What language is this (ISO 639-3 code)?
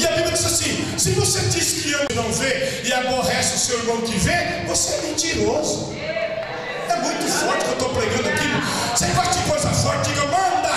por